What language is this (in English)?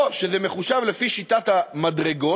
Hebrew